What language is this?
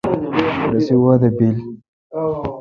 Kalkoti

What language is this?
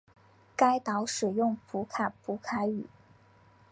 Chinese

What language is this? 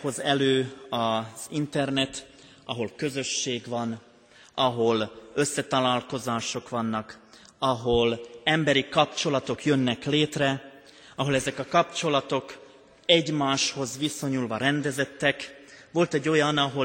Hungarian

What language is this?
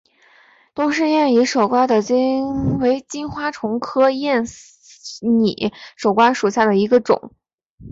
Chinese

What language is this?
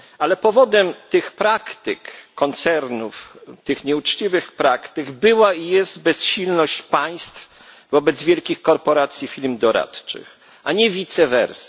Polish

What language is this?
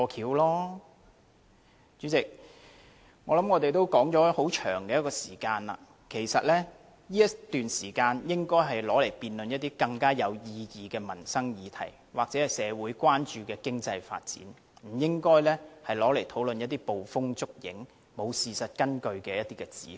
Cantonese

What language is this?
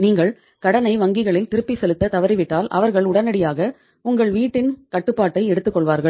Tamil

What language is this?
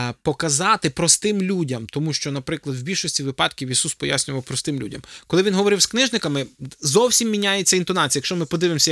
Ukrainian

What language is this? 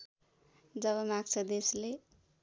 Nepali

